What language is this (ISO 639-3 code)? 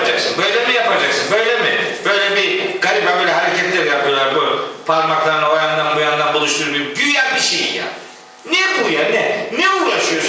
tur